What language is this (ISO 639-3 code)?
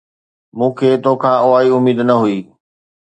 snd